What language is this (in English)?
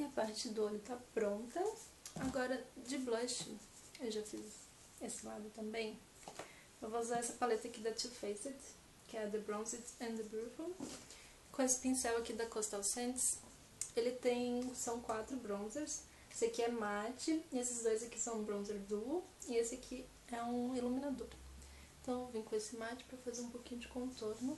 Portuguese